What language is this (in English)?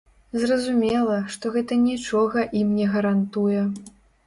Belarusian